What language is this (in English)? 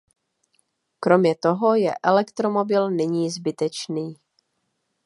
Czech